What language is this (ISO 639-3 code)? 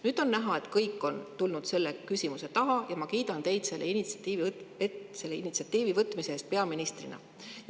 est